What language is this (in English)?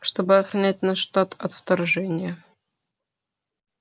Russian